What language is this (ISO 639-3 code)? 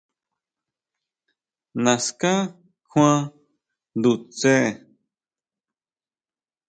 mau